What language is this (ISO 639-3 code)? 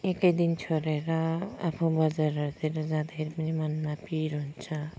nep